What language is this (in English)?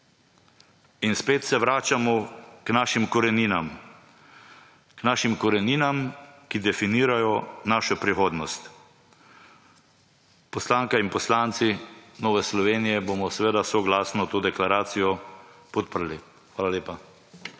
Slovenian